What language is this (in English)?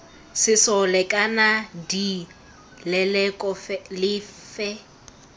Tswana